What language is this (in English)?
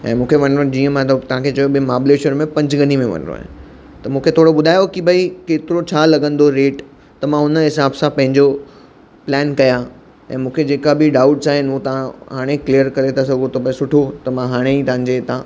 Sindhi